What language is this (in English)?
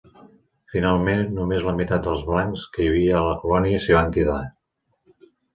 Catalan